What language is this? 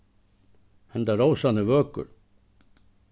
Faroese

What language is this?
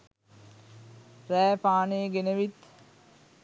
Sinhala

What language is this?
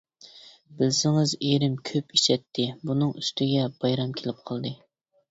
Uyghur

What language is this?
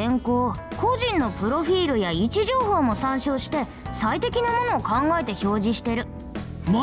Japanese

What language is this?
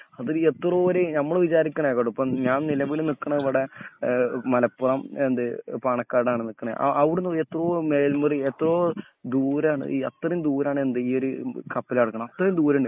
Malayalam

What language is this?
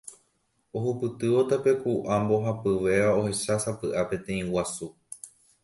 Guarani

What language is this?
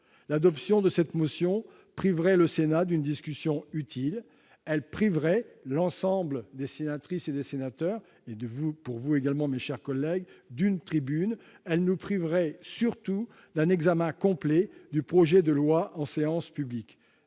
French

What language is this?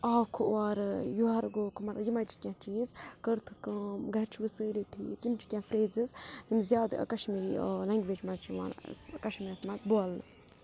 Kashmiri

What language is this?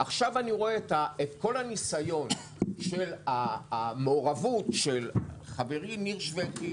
Hebrew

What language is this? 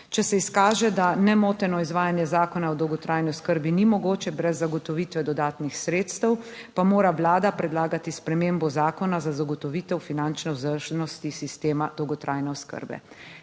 Slovenian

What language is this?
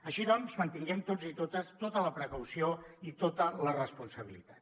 Catalan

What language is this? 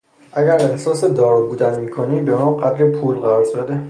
Persian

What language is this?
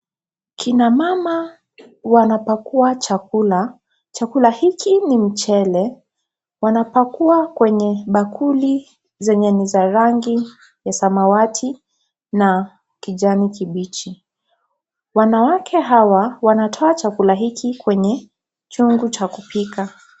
Swahili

